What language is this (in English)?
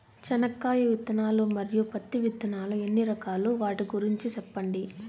Telugu